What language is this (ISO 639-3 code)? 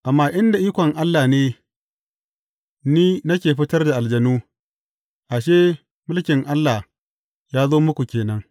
hau